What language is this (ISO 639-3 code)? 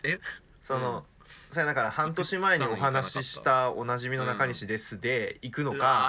jpn